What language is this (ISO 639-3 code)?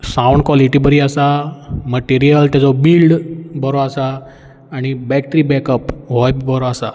kok